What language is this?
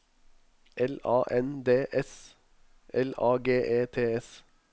Norwegian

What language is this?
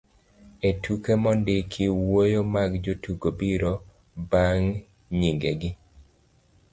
Luo (Kenya and Tanzania)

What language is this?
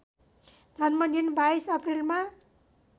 Nepali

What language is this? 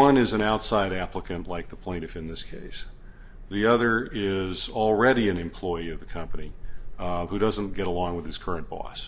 English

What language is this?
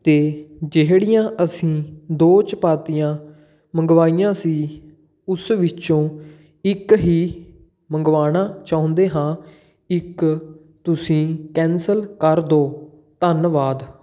Punjabi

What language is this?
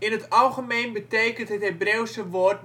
Dutch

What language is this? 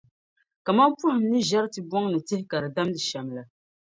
Dagbani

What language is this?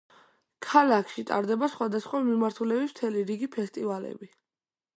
Georgian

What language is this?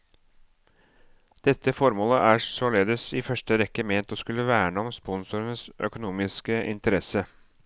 Norwegian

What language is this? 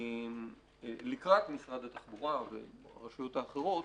Hebrew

